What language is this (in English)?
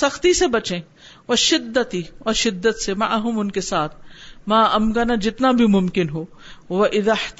Urdu